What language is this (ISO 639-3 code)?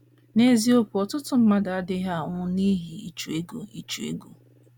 ibo